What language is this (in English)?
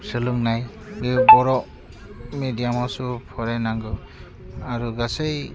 Bodo